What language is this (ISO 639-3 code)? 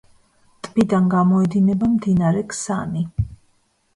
kat